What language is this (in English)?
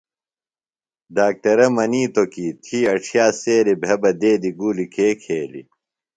Phalura